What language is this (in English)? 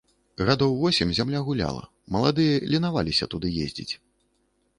Belarusian